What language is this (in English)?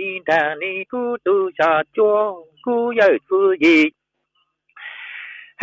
Vietnamese